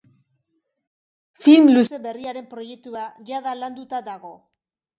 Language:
Basque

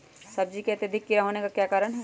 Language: Magahi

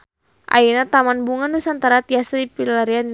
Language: Sundanese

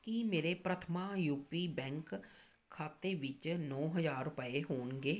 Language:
Punjabi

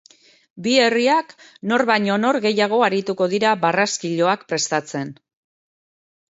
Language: Basque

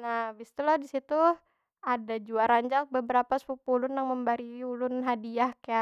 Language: Banjar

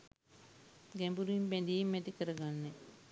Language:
Sinhala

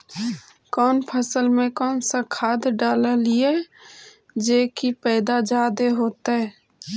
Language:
Magahi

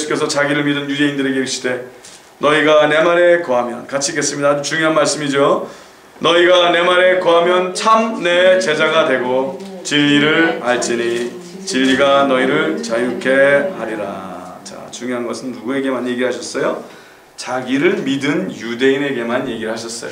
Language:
Korean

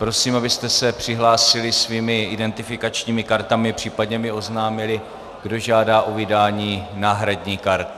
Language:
Czech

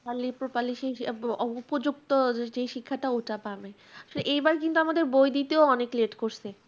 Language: Bangla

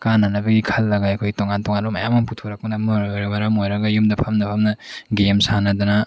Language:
Manipuri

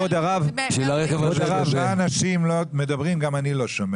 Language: Hebrew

